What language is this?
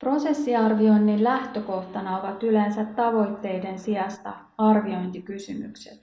Finnish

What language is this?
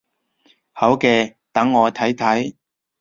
Cantonese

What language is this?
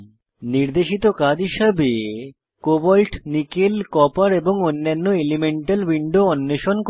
Bangla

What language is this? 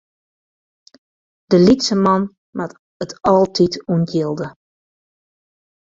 Western Frisian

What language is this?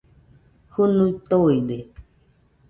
Nüpode Huitoto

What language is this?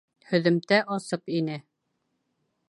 Bashkir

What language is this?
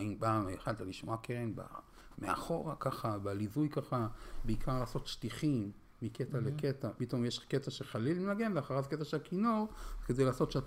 Hebrew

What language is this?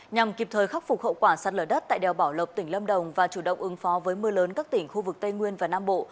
Vietnamese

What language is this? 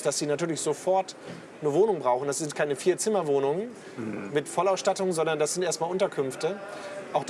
German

